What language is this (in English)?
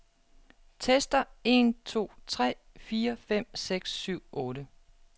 Danish